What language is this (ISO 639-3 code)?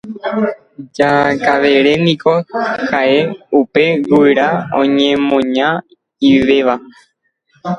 grn